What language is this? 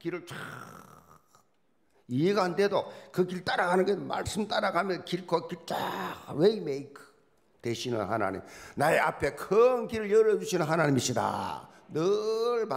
Korean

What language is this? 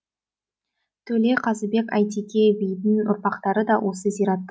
Kazakh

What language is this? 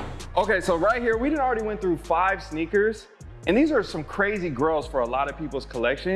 English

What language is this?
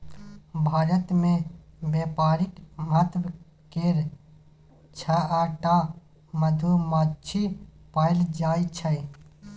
Maithili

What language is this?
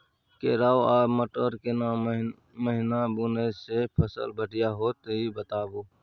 Maithili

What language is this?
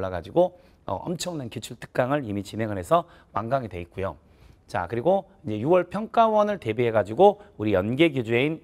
Korean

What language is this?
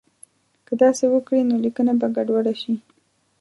Pashto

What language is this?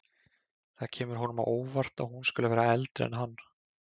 Icelandic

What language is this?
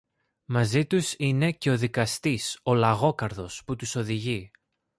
Greek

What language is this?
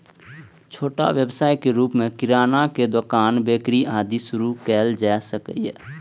Maithili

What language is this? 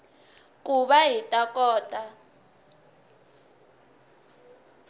Tsonga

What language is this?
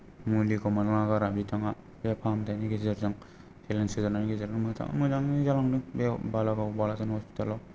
Bodo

